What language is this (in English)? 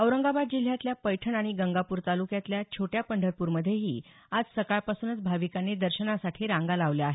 Marathi